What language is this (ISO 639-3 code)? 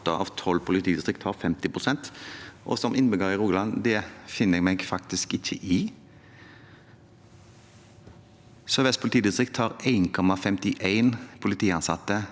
nor